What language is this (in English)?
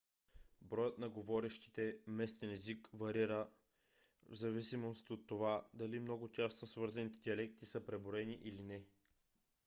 Bulgarian